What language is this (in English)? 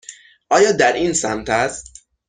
Persian